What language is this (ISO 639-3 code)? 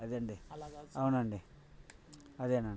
tel